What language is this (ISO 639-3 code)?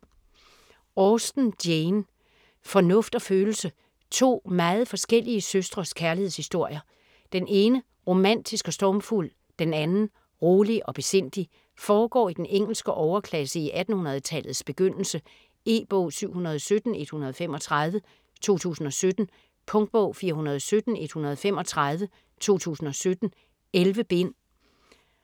dan